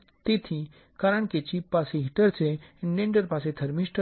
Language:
Gujarati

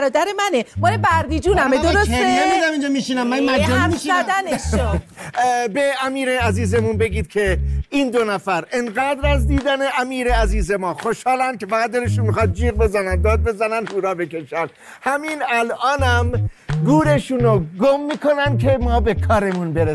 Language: Persian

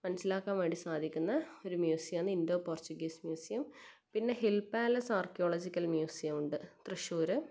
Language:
Malayalam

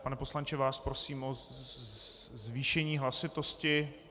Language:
Czech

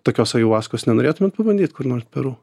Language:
Lithuanian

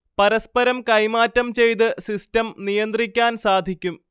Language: Malayalam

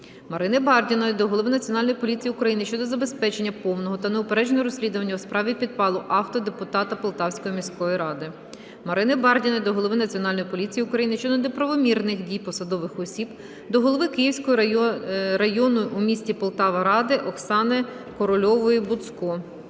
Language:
Ukrainian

